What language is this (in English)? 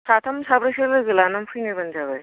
Bodo